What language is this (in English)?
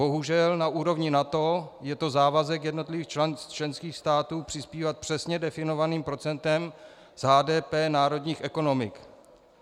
Czech